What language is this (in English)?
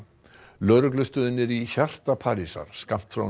Icelandic